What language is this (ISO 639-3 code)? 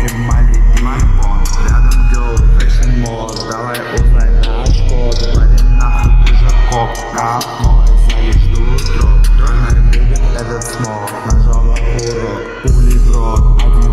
ron